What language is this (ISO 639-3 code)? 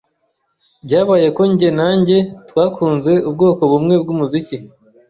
kin